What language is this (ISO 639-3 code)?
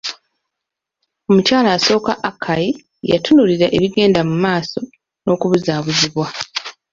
lug